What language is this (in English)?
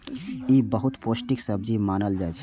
Maithili